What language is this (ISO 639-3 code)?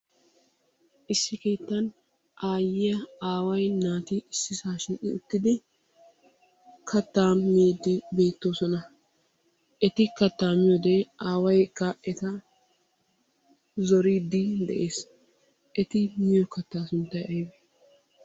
wal